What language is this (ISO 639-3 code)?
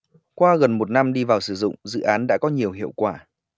vie